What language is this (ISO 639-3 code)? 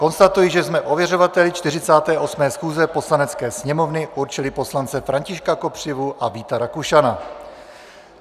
ces